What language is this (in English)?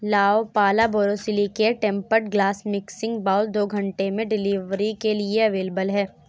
Urdu